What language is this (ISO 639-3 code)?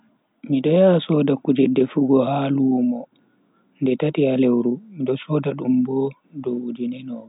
fui